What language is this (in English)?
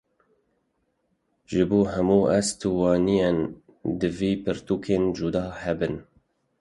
Kurdish